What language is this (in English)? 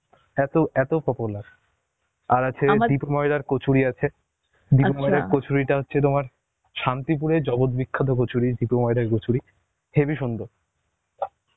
Bangla